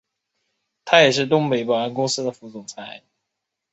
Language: Chinese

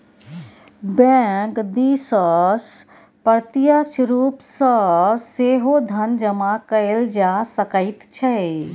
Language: Maithili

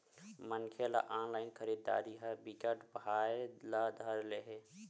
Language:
Chhattisgarhi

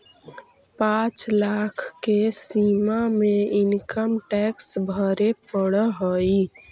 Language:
Magahi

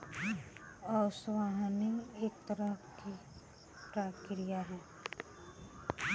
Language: Bhojpuri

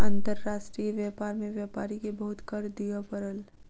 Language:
Maithili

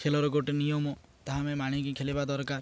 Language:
Odia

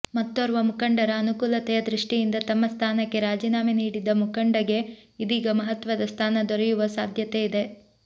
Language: Kannada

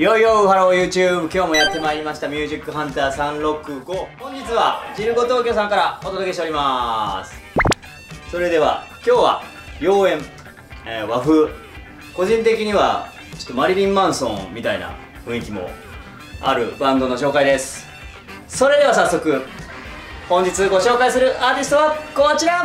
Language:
Japanese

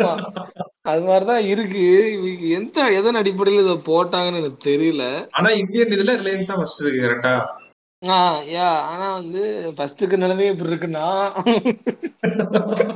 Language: Tamil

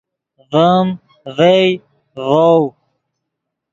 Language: Yidgha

